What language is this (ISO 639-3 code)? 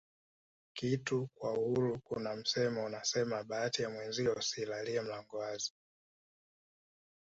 swa